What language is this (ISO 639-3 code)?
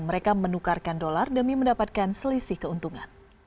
ind